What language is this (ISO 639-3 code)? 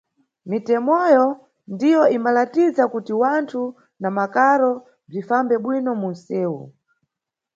nyu